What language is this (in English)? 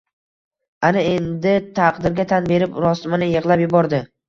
Uzbek